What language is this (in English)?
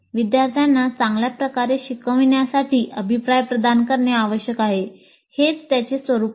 Marathi